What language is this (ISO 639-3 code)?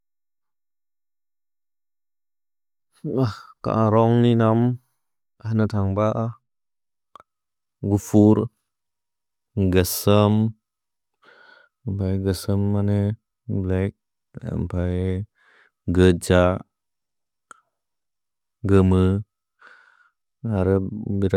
brx